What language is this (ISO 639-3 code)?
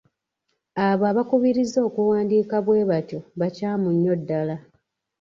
lug